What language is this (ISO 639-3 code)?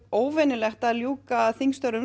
isl